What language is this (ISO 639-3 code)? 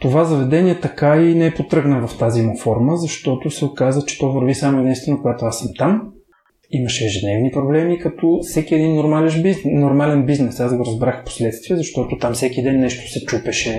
bul